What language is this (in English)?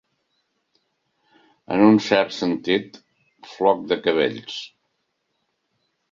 Catalan